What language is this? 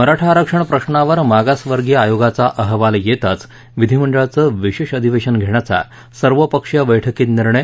Marathi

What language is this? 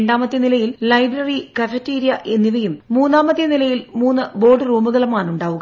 Malayalam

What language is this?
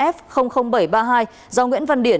Vietnamese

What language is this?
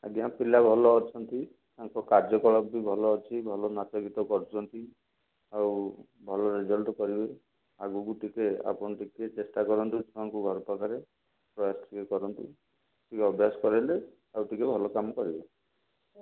Odia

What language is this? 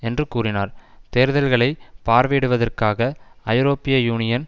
Tamil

